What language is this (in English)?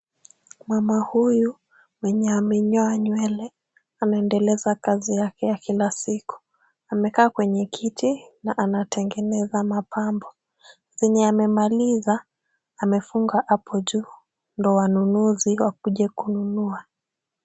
Swahili